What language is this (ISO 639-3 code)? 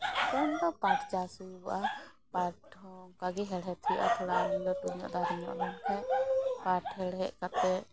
sat